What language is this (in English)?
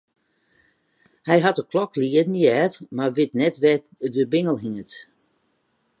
Western Frisian